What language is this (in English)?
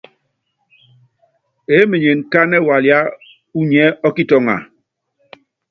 Yangben